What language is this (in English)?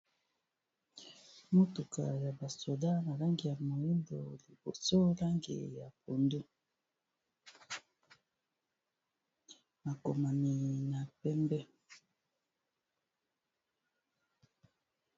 Lingala